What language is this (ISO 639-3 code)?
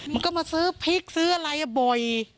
tha